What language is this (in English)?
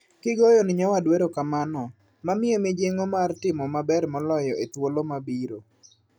Luo (Kenya and Tanzania)